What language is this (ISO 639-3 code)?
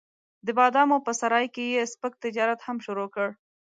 pus